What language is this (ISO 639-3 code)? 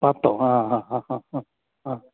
mal